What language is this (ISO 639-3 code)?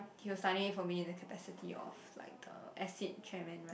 eng